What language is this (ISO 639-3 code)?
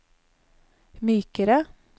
nor